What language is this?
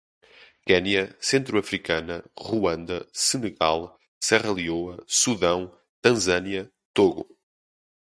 Portuguese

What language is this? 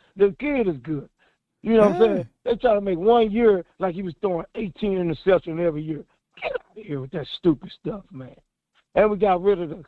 English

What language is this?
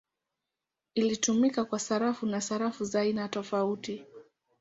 Swahili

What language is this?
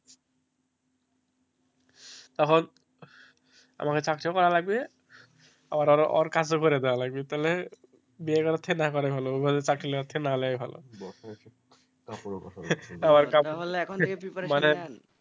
Bangla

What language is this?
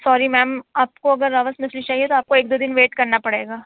Urdu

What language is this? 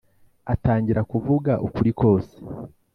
Kinyarwanda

